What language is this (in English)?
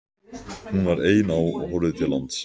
Icelandic